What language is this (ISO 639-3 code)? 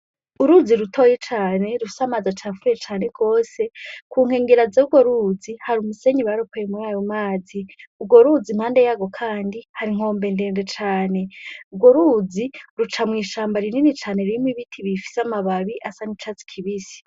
run